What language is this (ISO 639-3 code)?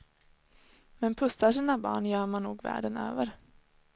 swe